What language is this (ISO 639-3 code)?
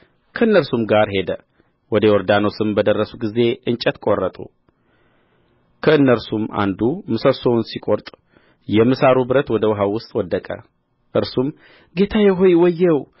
amh